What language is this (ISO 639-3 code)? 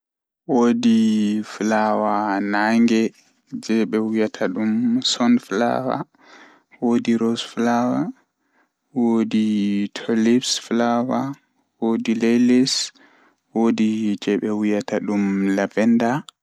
ful